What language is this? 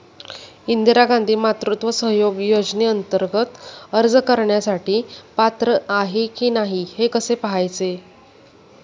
Marathi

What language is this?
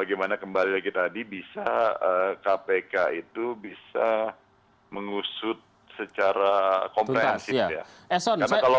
Indonesian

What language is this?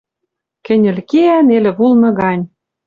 Western Mari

